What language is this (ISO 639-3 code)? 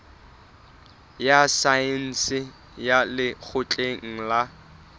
sot